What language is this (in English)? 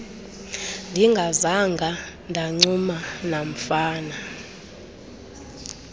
Xhosa